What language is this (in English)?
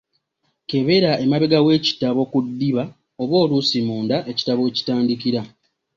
Ganda